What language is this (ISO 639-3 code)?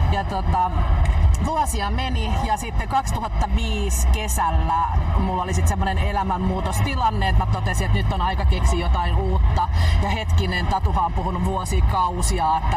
fin